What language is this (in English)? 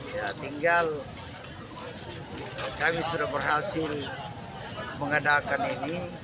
Indonesian